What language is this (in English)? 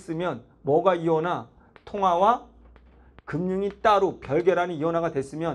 Korean